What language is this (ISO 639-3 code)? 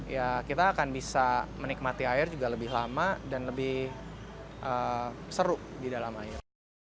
ind